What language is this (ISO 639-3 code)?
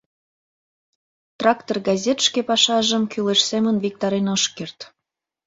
chm